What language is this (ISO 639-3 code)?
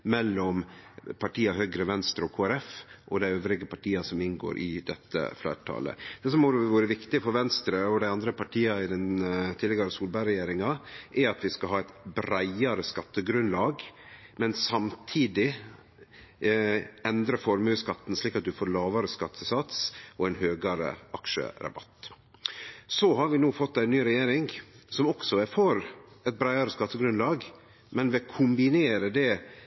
nno